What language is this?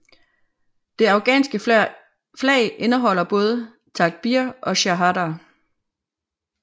Danish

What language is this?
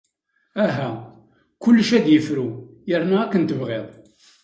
Kabyle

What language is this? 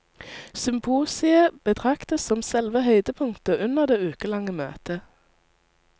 Norwegian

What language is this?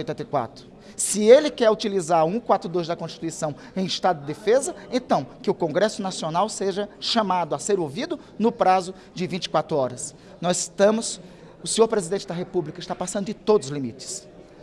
Portuguese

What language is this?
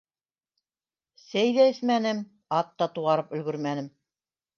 Bashkir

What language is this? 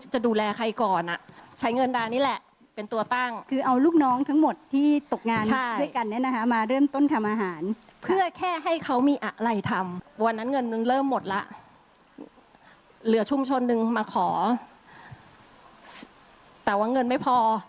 Thai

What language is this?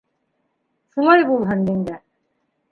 Bashkir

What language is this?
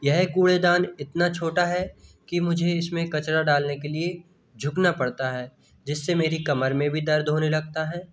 Hindi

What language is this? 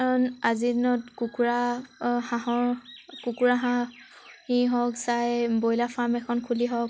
Assamese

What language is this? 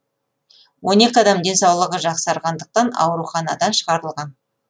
Kazakh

